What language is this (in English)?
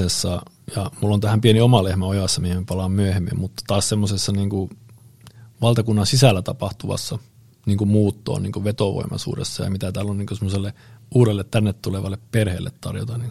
Finnish